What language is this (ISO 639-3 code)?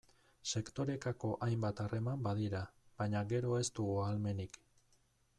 eus